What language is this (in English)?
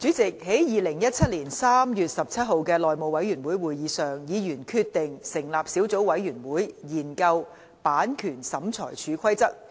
Cantonese